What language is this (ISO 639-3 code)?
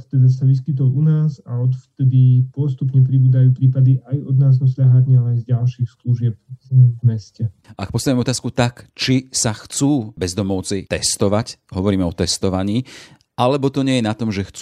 slk